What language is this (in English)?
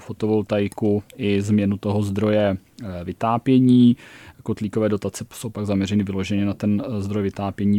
Czech